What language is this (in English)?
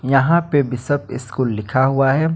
Hindi